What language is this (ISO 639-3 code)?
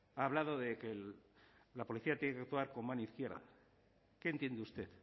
spa